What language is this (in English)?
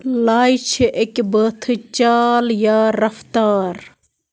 Kashmiri